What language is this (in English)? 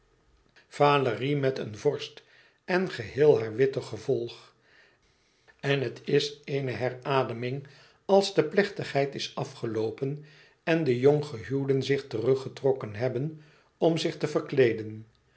Dutch